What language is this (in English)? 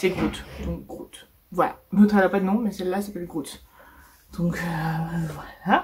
French